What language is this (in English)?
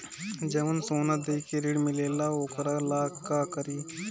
Bhojpuri